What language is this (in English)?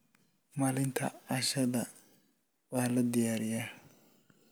Somali